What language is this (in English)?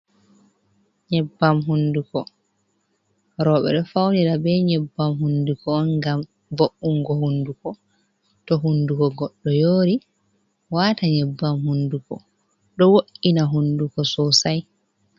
Fula